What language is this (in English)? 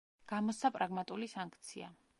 Georgian